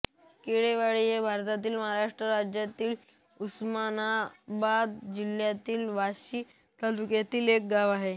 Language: Marathi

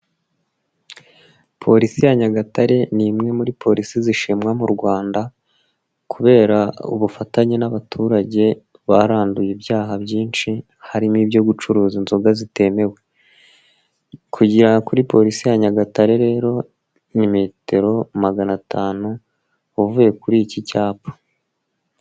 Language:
Kinyarwanda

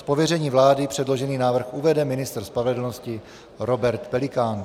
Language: Czech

